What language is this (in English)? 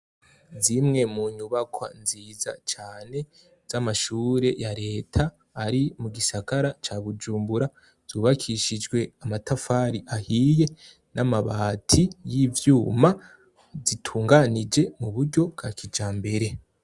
Rundi